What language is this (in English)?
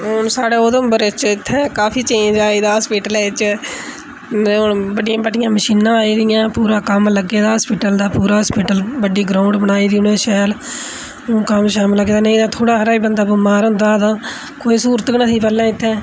Dogri